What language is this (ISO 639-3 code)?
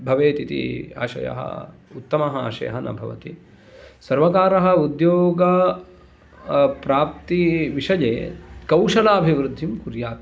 san